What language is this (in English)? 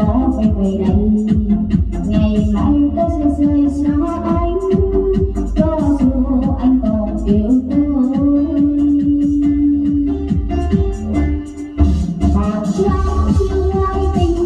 Indonesian